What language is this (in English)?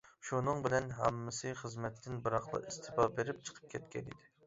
Uyghur